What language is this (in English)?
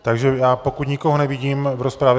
Czech